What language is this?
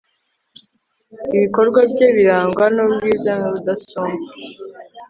Kinyarwanda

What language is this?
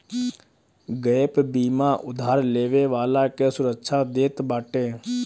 Bhojpuri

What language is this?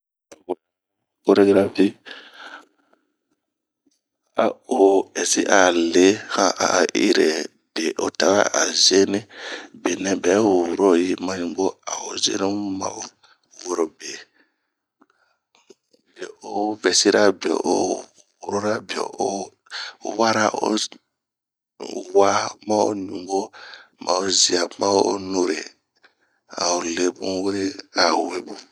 Bomu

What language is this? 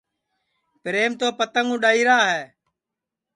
Sansi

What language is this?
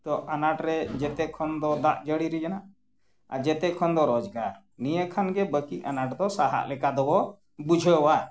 Santali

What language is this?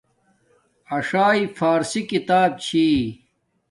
Domaaki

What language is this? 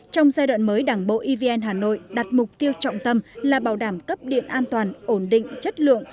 Vietnamese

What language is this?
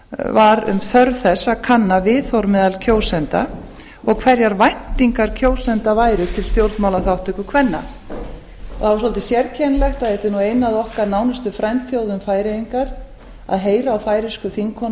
Icelandic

